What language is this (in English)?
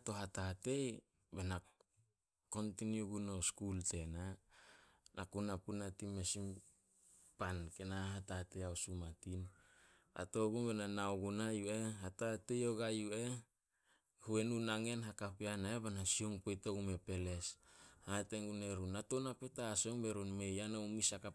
Solos